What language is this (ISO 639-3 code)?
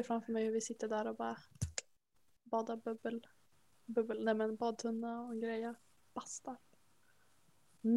swe